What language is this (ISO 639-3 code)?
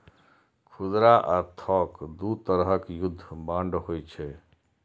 mai